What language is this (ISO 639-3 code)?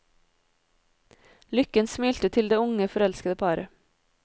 nor